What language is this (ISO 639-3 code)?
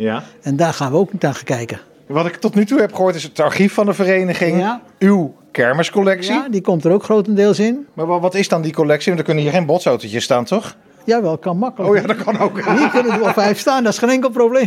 nld